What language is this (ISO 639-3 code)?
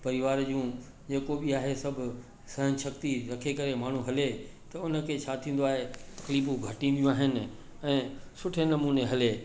snd